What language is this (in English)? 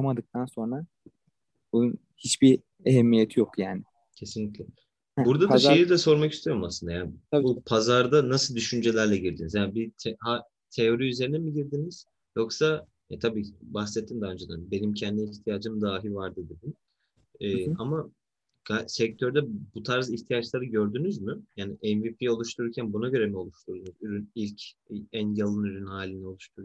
Turkish